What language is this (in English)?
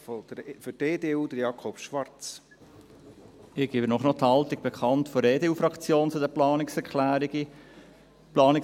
Swiss German